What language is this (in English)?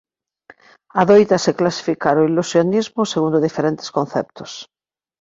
Galician